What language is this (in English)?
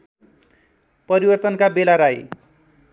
Nepali